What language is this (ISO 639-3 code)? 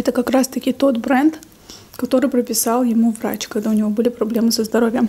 rus